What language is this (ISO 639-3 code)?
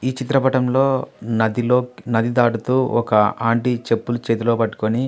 tel